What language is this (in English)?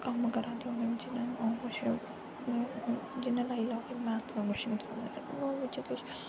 Dogri